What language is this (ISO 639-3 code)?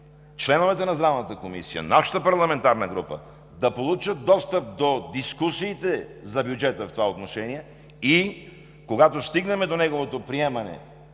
bul